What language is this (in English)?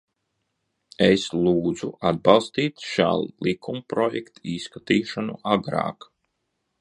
Latvian